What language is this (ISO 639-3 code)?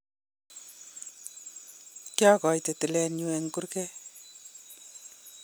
kln